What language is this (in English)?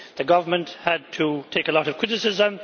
English